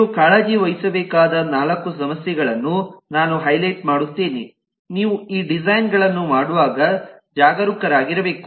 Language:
Kannada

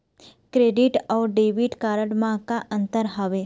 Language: Chhattisgarhi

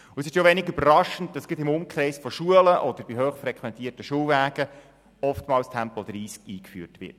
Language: Swiss German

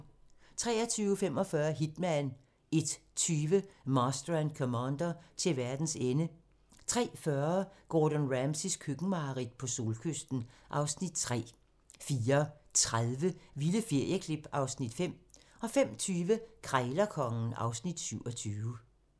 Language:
Danish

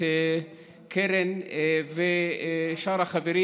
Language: Hebrew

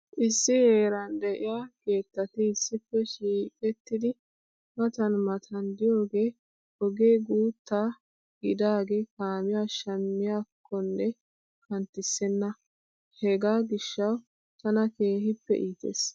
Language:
Wolaytta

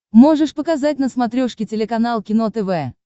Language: Russian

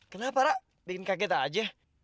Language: Indonesian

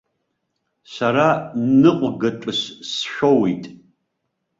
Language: Abkhazian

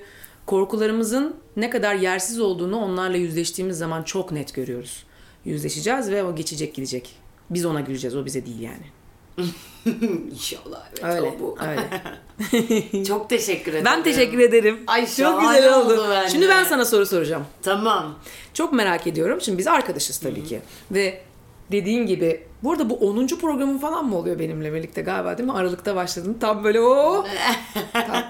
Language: Turkish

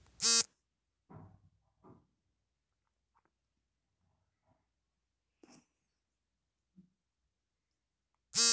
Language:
Kannada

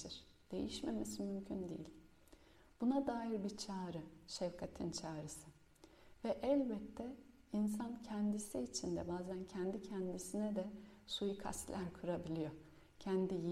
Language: Turkish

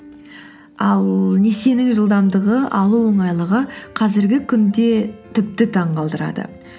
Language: Kazakh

